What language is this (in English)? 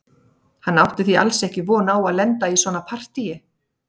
Icelandic